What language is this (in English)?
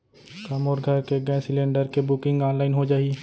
Chhattisgarhi